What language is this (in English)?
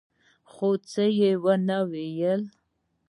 Pashto